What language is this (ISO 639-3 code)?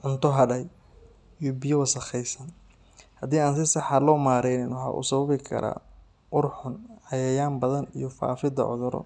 som